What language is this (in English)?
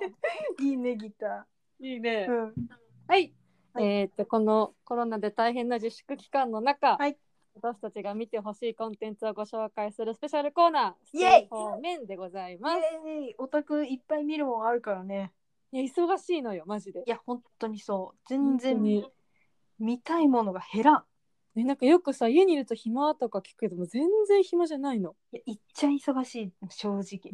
Japanese